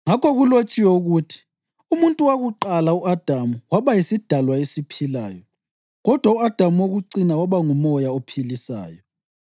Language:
North Ndebele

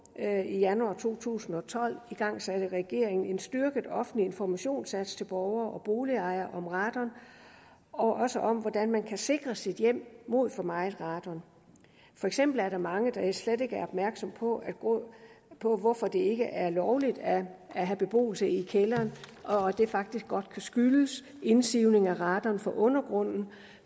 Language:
Danish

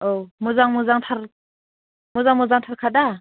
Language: Bodo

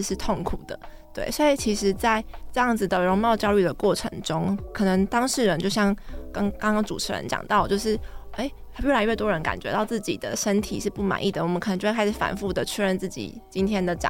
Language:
Chinese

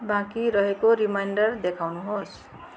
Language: Nepali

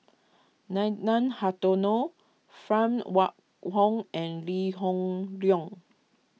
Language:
English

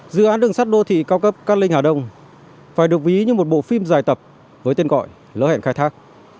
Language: Vietnamese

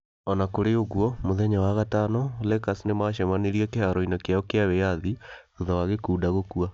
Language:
Kikuyu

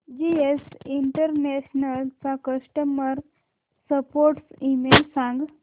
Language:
Marathi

